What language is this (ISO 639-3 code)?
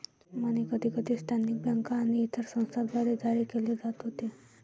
mar